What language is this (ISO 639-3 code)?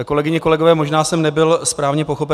ces